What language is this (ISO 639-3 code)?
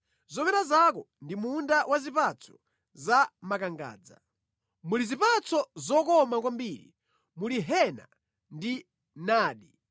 nya